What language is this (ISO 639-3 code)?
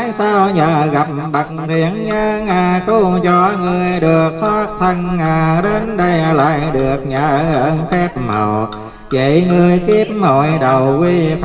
vie